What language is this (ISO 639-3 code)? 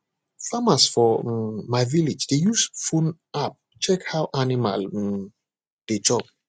pcm